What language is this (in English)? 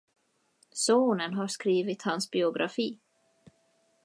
Swedish